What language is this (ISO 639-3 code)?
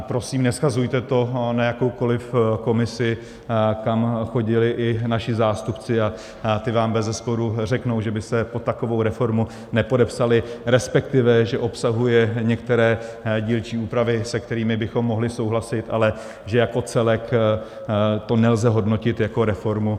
ces